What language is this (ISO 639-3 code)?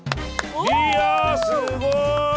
jpn